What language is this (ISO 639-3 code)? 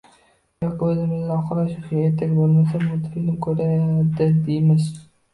uzb